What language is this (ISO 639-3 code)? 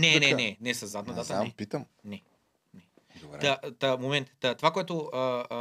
bul